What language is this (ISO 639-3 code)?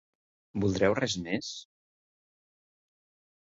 cat